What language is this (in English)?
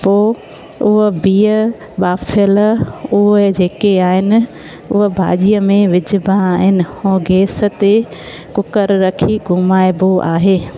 Sindhi